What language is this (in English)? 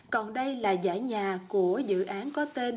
Vietnamese